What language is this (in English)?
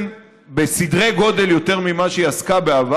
Hebrew